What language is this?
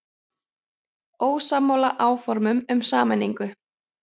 Icelandic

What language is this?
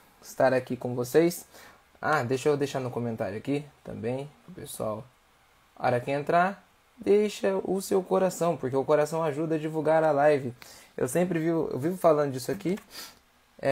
Portuguese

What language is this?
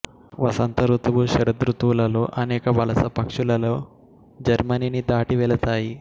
Telugu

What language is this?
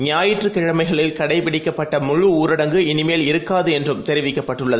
Tamil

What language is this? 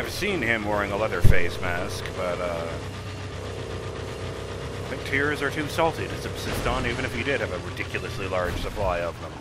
English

